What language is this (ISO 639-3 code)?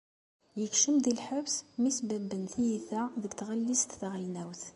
kab